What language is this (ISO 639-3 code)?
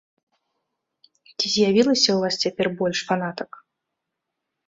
bel